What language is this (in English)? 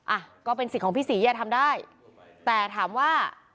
Thai